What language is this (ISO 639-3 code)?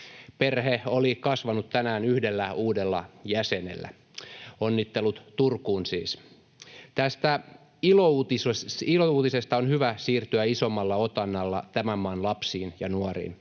fin